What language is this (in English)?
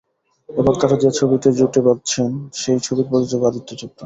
Bangla